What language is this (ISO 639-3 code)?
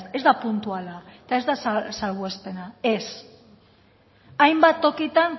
eus